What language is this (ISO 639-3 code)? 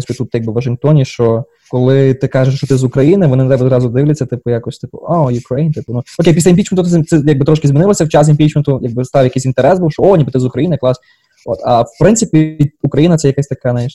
ukr